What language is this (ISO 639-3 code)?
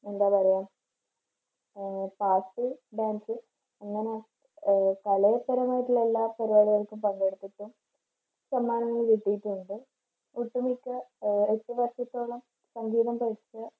mal